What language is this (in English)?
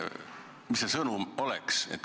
Estonian